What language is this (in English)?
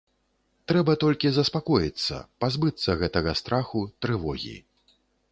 Belarusian